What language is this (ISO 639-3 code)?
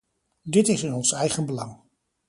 nld